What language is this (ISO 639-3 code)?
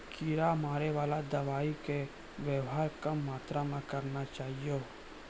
mai